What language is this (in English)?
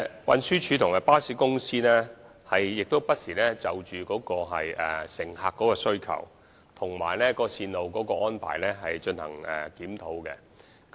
Cantonese